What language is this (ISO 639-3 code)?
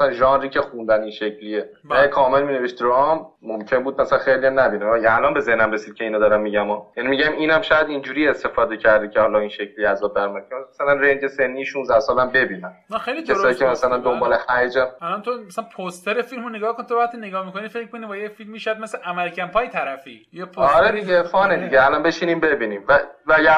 fas